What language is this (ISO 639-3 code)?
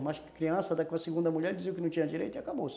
por